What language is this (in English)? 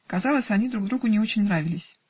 Russian